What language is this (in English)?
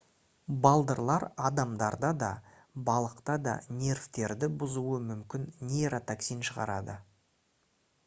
Kazakh